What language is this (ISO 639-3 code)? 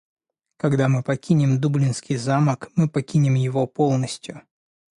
rus